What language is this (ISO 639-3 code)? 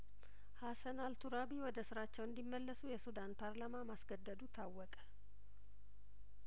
amh